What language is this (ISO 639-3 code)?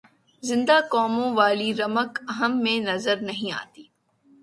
urd